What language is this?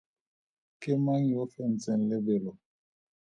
Tswana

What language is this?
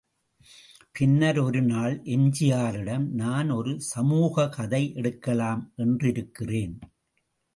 Tamil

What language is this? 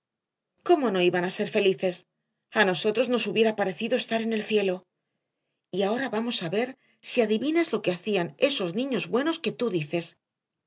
Spanish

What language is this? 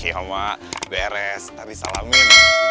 Indonesian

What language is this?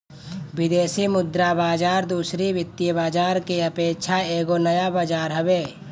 Bhojpuri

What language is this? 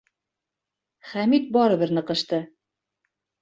Bashkir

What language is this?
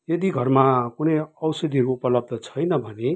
Nepali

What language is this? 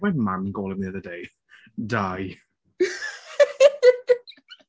Welsh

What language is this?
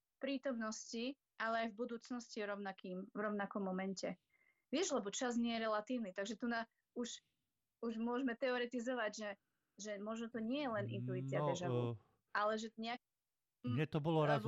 Slovak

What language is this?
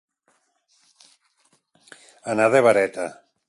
Catalan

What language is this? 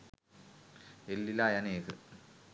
Sinhala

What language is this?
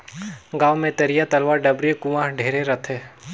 Chhattisgarhi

